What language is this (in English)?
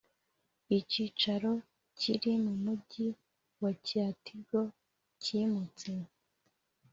Kinyarwanda